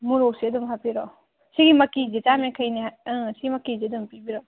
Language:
Manipuri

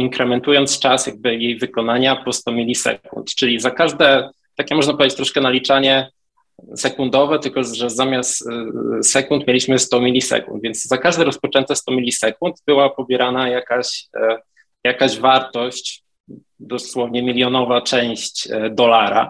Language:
Polish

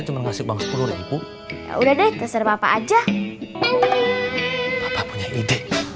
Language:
Indonesian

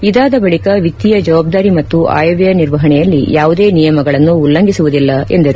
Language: Kannada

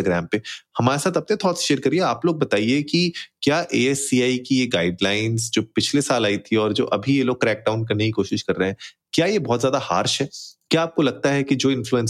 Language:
Hindi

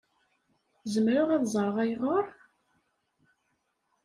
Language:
Kabyle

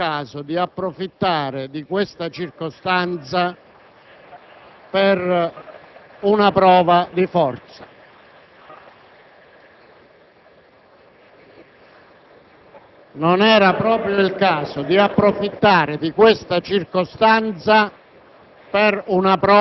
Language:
Italian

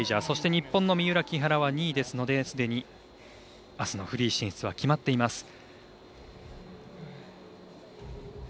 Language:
Japanese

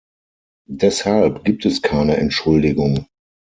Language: German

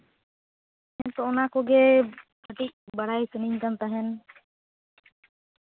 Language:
Santali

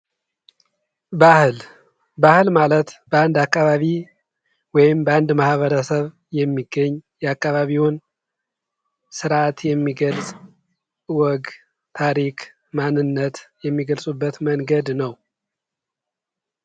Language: Amharic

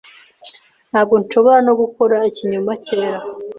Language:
Kinyarwanda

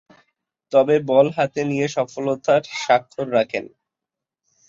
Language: Bangla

